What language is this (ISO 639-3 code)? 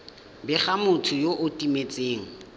tsn